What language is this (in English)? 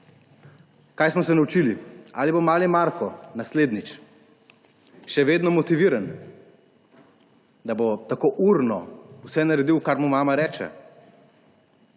Slovenian